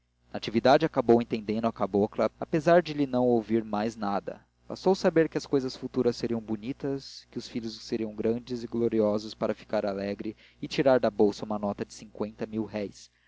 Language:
Portuguese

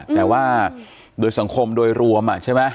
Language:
Thai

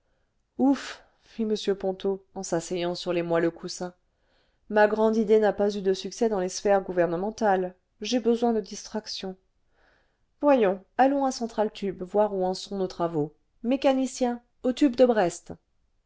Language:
French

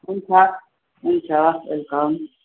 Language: Nepali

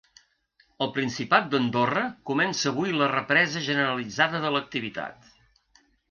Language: Catalan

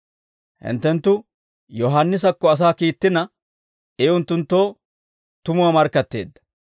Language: Dawro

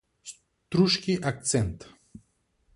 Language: Macedonian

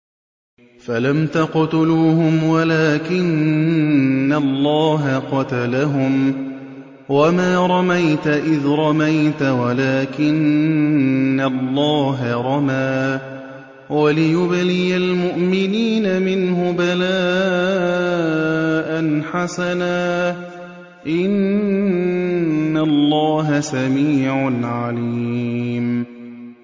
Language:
Arabic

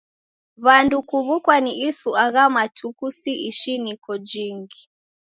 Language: Taita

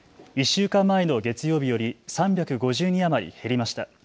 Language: Japanese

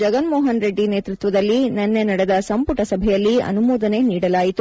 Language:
Kannada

